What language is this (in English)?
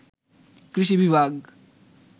Bangla